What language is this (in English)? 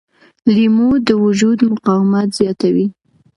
Pashto